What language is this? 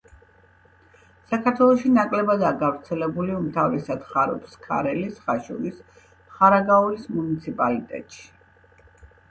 Georgian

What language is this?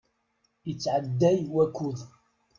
Kabyle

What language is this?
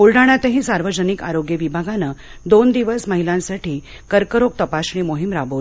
Marathi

